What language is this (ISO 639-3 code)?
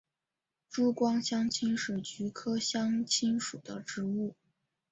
zho